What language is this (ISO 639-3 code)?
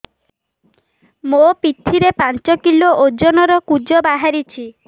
ori